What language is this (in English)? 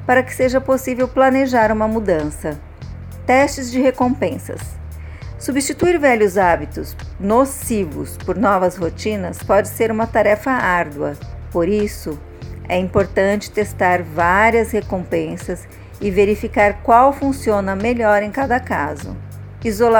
Portuguese